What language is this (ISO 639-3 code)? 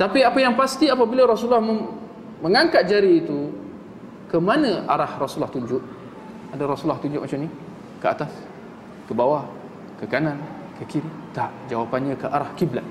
msa